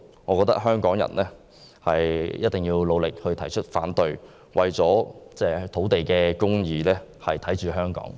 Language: Cantonese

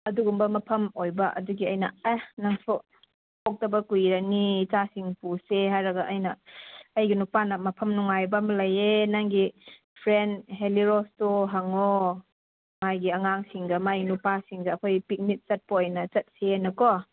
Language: Manipuri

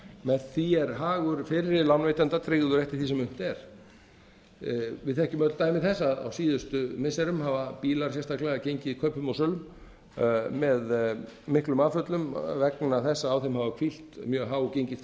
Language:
Icelandic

